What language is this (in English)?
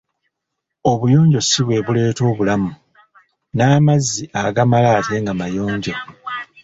Ganda